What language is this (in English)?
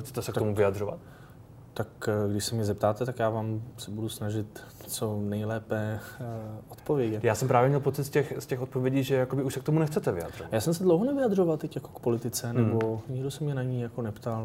Czech